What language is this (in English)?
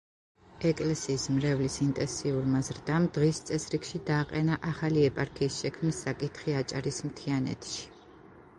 Georgian